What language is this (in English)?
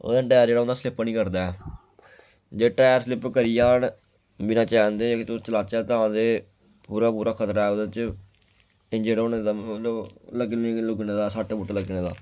Dogri